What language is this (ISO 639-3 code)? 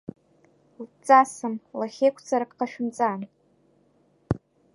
abk